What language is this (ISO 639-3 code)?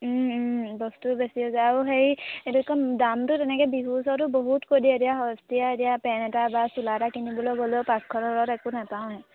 asm